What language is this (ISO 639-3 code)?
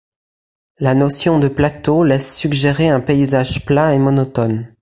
fra